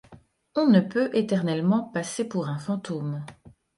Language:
French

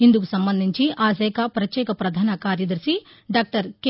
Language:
Telugu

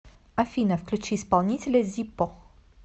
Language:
Russian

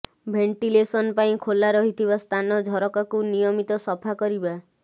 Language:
Odia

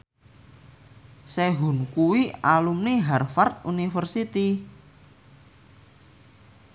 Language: Javanese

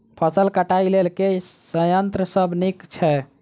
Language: Maithili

